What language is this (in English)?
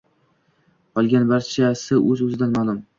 Uzbek